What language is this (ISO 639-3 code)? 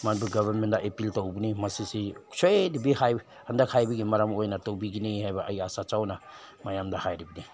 mni